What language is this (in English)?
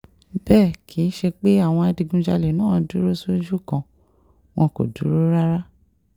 Yoruba